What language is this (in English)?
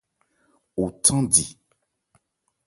Ebrié